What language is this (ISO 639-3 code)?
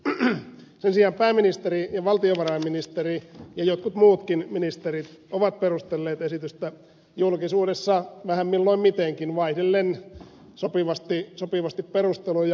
fin